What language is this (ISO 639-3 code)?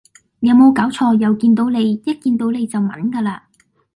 yue